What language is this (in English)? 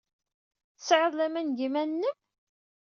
Kabyle